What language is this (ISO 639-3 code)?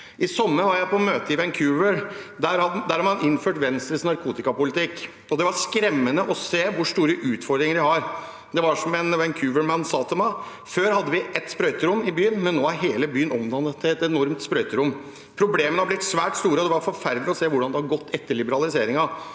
nor